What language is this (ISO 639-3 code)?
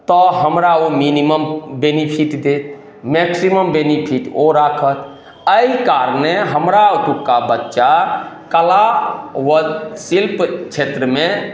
mai